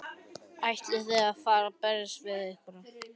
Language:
Icelandic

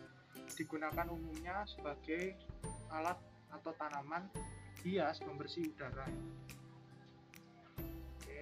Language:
Indonesian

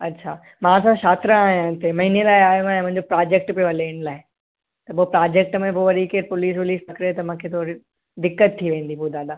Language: Sindhi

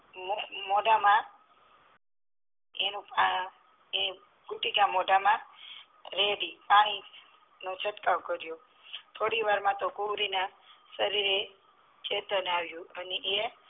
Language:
Gujarati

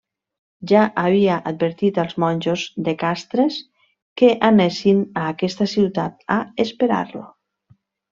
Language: Catalan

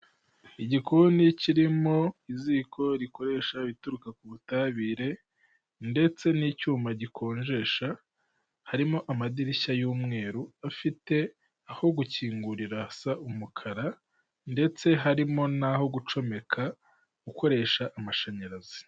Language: Kinyarwanda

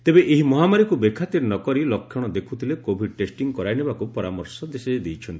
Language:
Odia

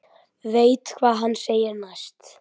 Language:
Icelandic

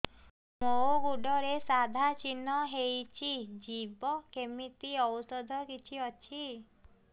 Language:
Odia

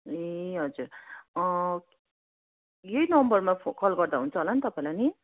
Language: Nepali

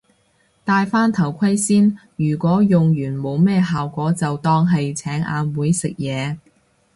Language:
Cantonese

